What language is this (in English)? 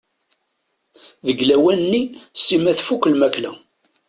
Kabyle